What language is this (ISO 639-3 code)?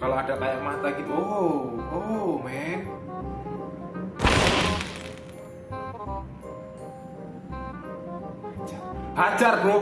ind